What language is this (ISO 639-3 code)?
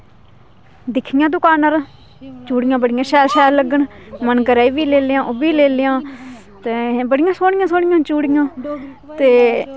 doi